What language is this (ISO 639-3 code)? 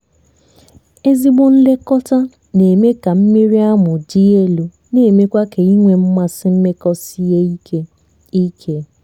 ibo